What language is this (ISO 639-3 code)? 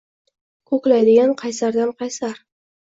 uzb